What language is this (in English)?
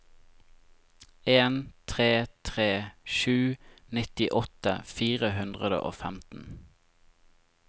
Norwegian